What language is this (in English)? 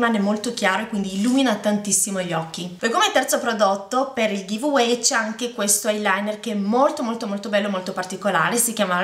Italian